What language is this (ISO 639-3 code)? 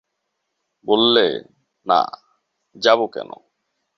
ben